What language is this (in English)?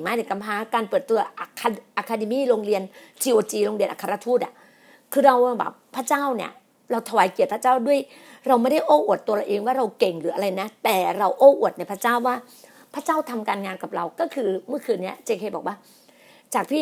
Thai